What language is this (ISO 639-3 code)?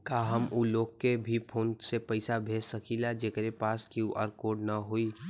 bho